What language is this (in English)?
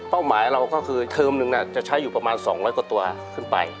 Thai